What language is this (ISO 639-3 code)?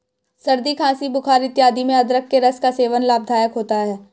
hin